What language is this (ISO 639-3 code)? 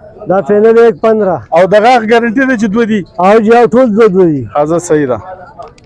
ara